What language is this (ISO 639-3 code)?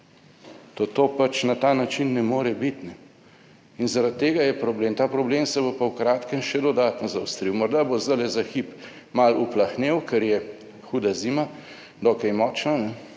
slv